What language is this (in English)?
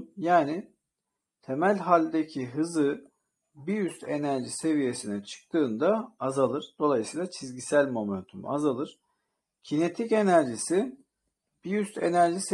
Turkish